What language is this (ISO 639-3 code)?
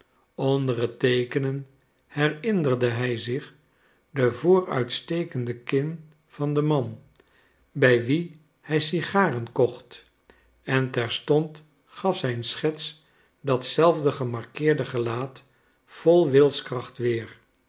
nld